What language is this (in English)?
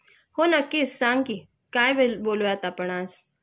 Marathi